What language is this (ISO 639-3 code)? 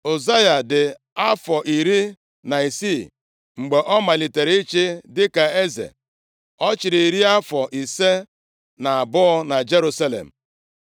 ibo